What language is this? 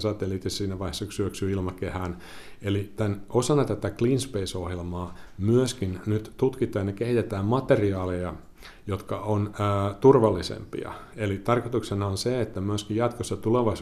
Finnish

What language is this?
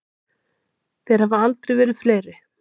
Icelandic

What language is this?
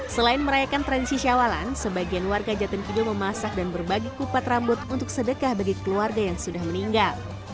Indonesian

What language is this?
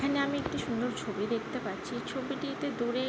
Bangla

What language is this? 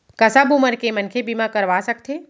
Chhattisgarhi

